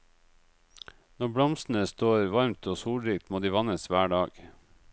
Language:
Norwegian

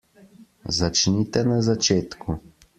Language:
Slovenian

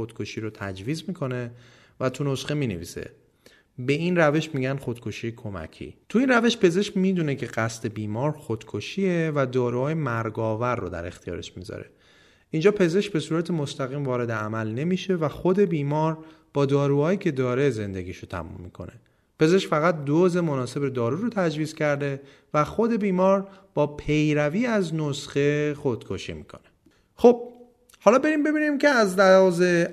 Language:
Persian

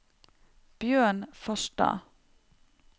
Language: Norwegian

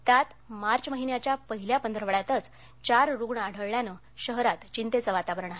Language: Marathi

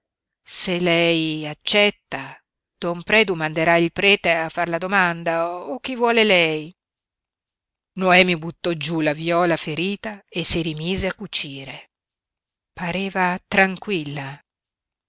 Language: Italian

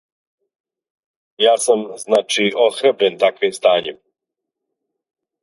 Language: Serbian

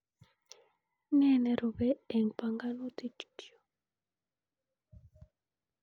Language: Kalenjin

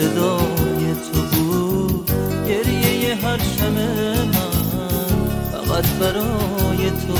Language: Persian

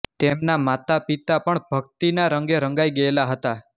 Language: Gujarati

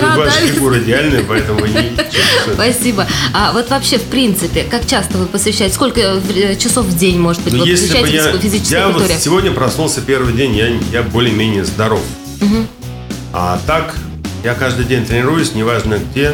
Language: Russian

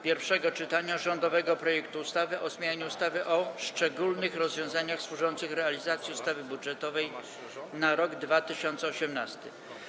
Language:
Polish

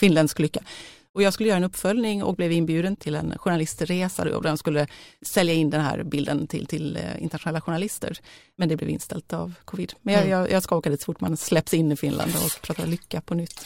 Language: Swedish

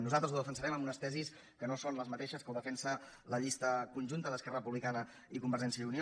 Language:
Catalan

